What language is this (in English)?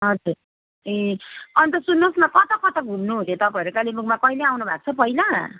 Nepali